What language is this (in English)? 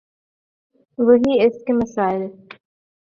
Urdu